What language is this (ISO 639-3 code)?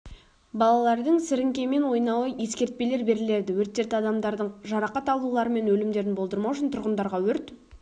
kaz